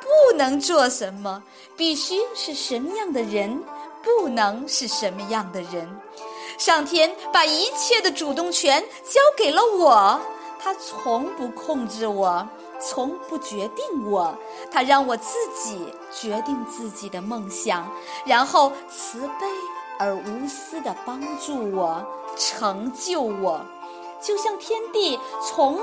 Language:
Chinese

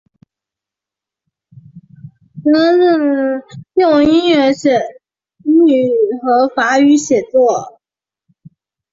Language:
Chinese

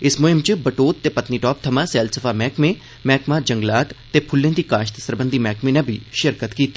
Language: Dogri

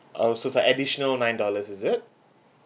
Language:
English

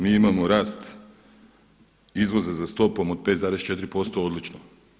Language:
Croatian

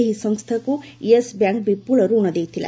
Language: Odia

